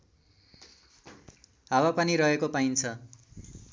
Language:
Nepali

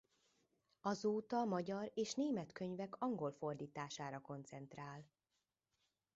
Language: Hungarian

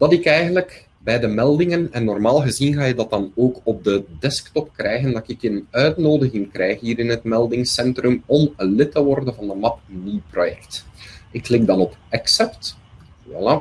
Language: Dutch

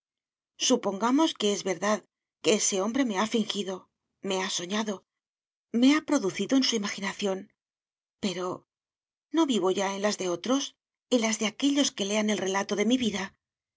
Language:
Spanish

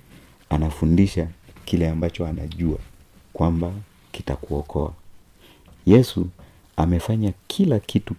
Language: Swahili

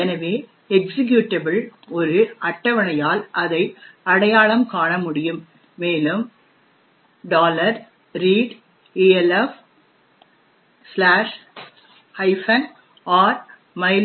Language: Tamil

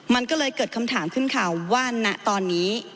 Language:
Thai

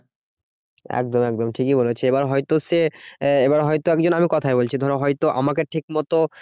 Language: Bangla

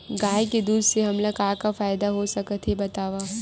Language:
Chhattisgarhi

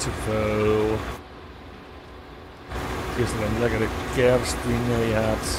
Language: Dutch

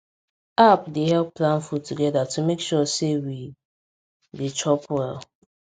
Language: Nigerian Pidgin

